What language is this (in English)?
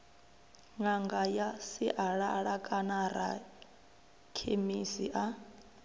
Venda